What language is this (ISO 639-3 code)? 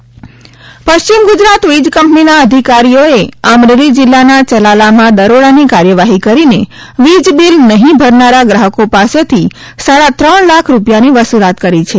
guj